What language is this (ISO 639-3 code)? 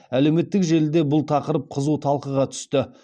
kaz